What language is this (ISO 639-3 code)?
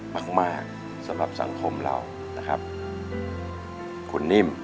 tha